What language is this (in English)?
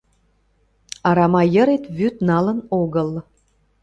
Mari